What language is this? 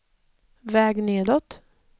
Swedish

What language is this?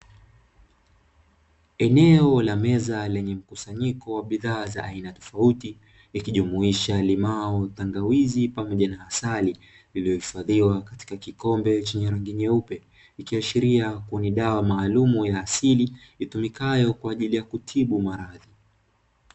Swahili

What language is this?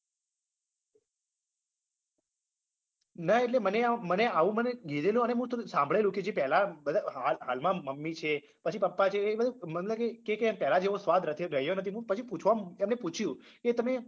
Gujarati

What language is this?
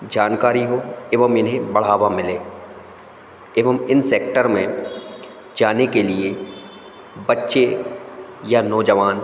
Hindi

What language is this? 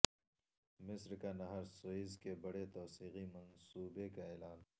Urdu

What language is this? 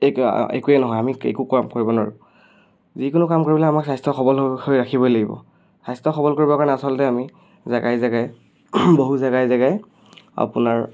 Assamese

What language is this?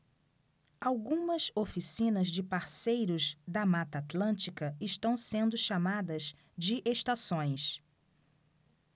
Portuguese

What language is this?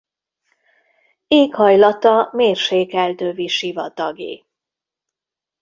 Hungarian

